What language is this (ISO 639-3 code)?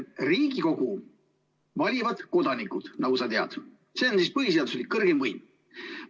est